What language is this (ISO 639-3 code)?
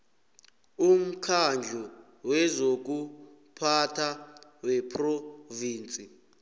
nbl